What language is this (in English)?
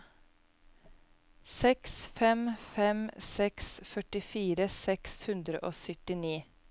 Norwegian